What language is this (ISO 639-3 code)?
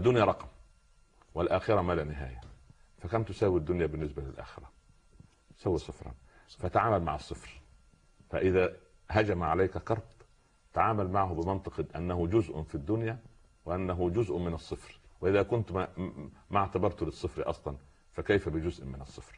ara